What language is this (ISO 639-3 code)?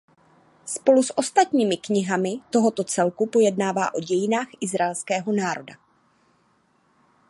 ces